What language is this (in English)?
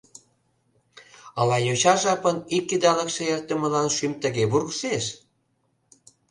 Mari